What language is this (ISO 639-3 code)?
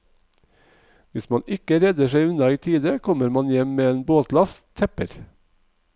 nor